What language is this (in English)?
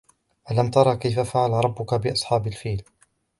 Arabic